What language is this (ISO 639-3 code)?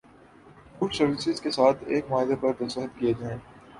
urd